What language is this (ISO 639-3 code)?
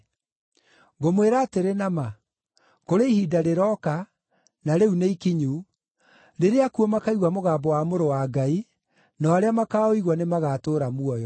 kik